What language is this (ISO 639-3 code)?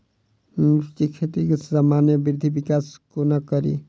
mai